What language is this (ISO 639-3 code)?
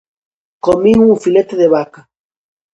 glg